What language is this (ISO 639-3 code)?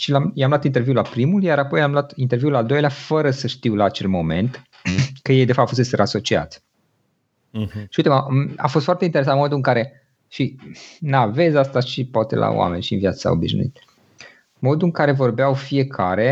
ron